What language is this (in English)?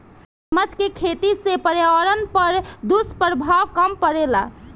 Bhojpuri